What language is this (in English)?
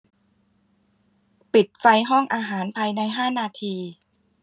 Thai